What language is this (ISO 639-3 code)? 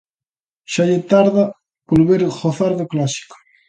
glg